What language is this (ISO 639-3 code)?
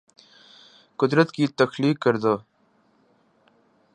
urd